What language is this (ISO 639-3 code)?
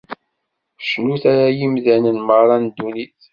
kab